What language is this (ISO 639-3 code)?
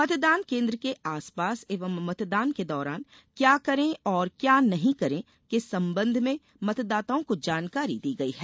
hin